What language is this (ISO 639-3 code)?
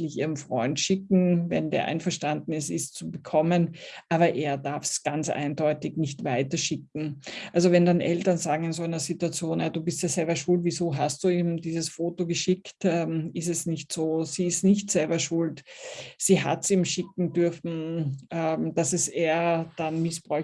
deu